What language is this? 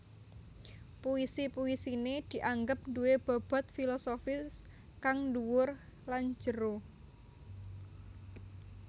Javanese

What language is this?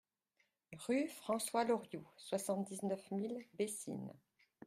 French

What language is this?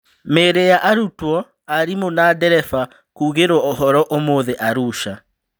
Kikuyu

